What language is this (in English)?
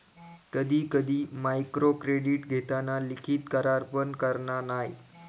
Marathi